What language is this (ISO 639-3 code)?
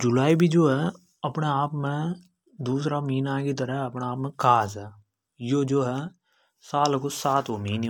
hoj